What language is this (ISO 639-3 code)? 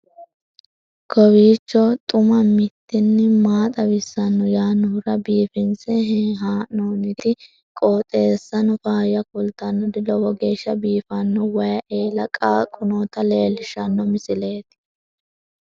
sid